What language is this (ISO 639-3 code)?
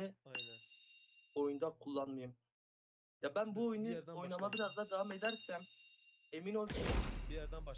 tur